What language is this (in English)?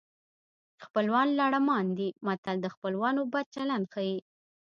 Pashto